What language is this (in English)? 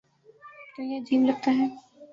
Urdu